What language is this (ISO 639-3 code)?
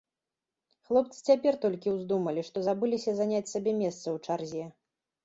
bel